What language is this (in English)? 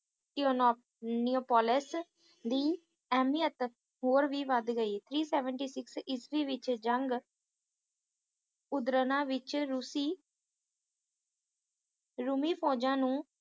Punjabi